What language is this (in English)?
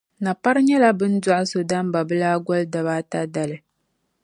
Dagbani